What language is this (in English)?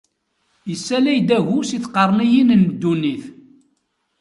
Kabyle